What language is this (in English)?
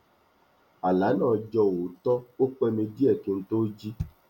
Yoruba